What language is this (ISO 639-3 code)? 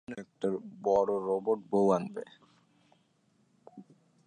ben